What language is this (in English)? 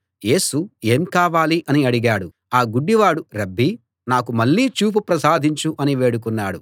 Telugu